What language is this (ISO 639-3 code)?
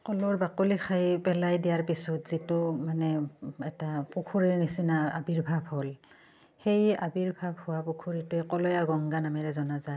asm